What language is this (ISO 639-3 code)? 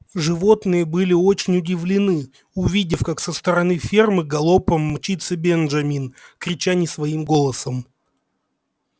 rus